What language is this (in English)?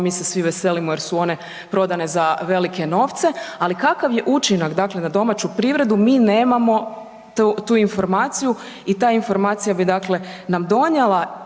Croatian